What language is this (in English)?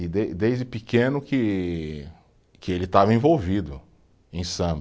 Portuguese